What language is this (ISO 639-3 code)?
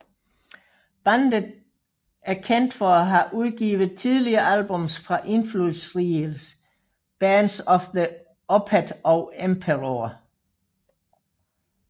dan